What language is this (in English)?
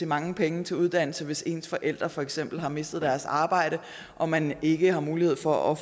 Danish